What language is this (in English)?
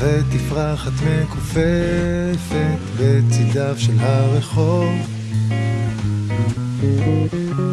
Hebrew